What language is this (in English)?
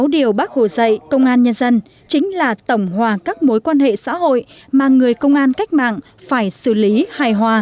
Vietnamese